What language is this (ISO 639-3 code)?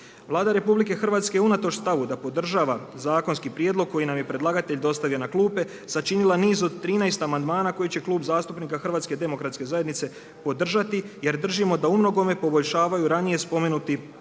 hrv